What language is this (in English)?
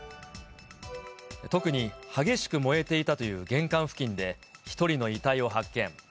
Japanese